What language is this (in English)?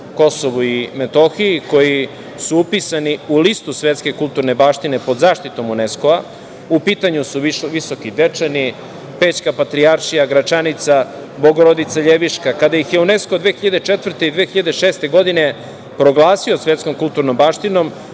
Serbian